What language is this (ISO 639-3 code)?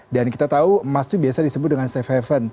ind